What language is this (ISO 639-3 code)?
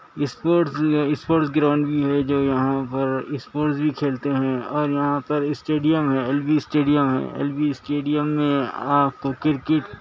urd